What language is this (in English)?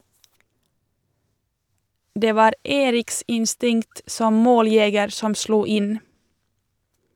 Norwegian